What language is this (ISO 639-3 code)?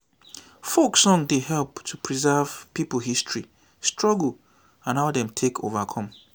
pcm